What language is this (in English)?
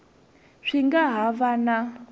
Tsonga